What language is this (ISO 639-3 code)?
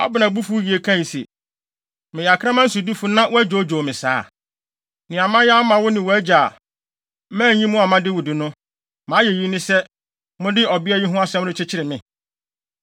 aka